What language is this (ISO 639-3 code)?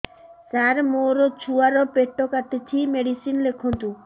ori